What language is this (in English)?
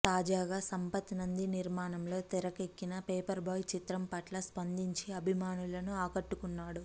Telugu